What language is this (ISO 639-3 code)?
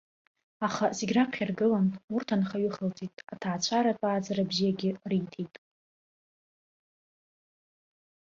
abk